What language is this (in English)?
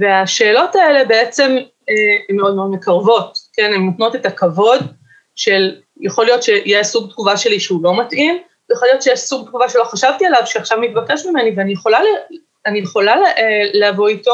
Hebrew